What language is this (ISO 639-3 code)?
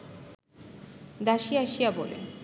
ben